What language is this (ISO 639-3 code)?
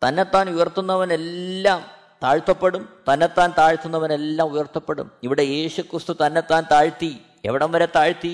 mal